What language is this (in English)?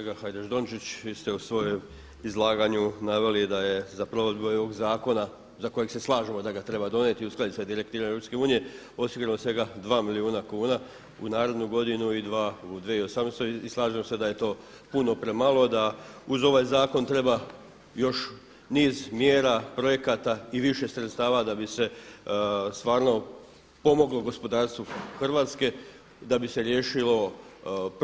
Croatian